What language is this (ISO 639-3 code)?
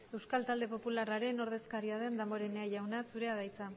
eus